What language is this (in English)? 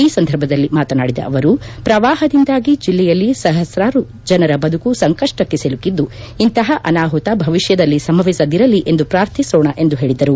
Kannada